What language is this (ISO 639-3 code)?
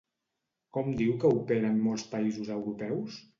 cat